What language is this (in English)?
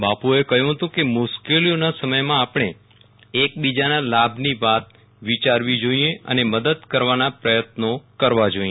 Gujarati